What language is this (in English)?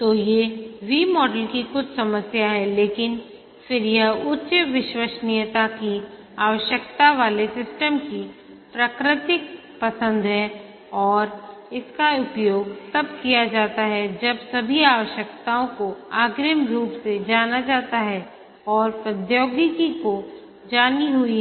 Hindi